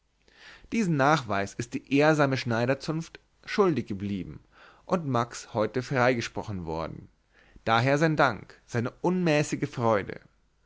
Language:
German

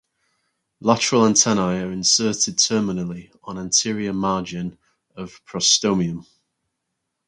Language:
English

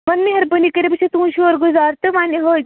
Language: Kashmiri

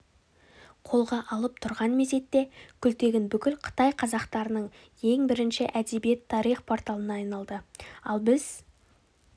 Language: Kazakh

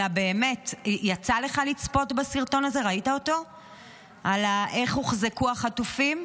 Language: Hebrew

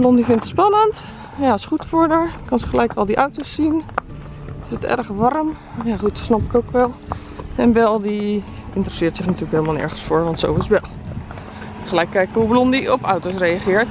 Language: Dutch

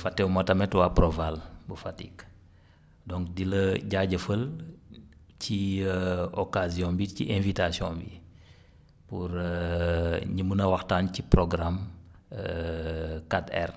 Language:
Wolof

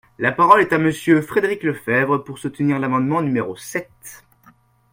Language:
French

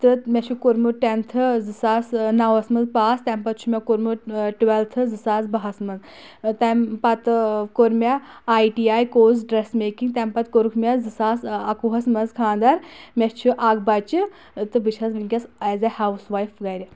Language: Kashmiri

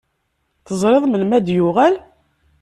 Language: Kabyle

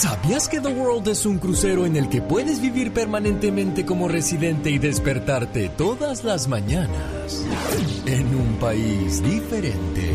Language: Spanish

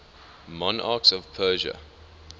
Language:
English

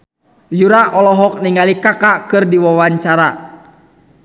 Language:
Sundanese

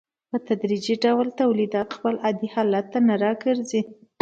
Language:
Pashto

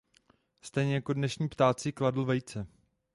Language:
Czech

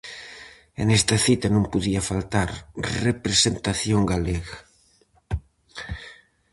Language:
Galician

